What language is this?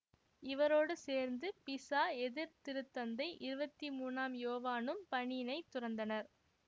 Tamil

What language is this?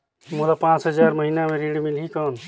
Chhattisgarhi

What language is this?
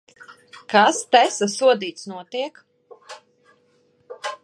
Latvian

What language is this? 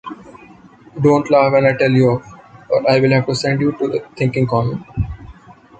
English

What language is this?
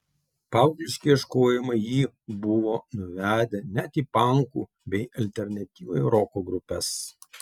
Lithuanian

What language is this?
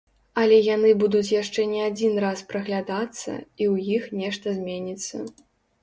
Belarusian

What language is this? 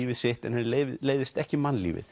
Icelandic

